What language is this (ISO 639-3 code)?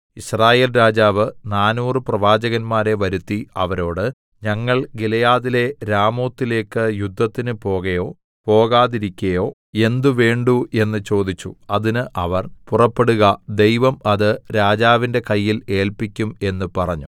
mal